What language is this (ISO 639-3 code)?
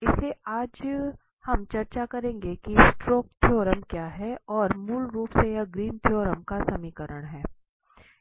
hin